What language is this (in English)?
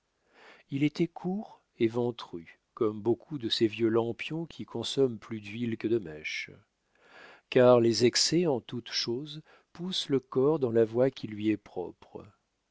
French